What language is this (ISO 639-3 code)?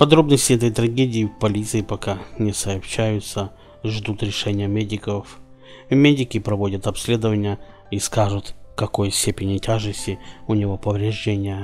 rus